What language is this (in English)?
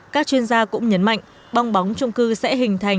Vietnamese